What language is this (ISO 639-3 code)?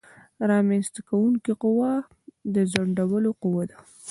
pus